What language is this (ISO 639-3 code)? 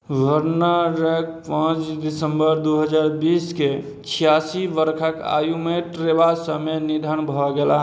mai